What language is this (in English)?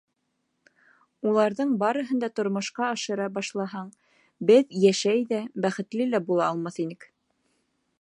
Bashkir